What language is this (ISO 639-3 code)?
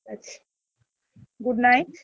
ben